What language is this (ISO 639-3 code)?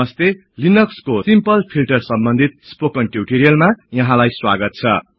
nep